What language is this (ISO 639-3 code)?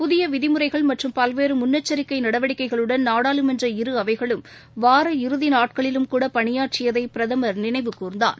tam